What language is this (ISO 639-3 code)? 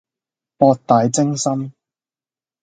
yue